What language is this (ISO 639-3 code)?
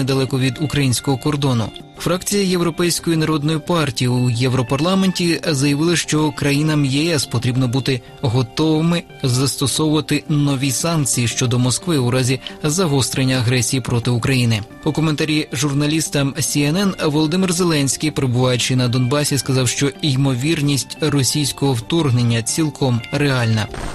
ukr